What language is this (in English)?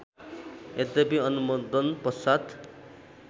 Nepali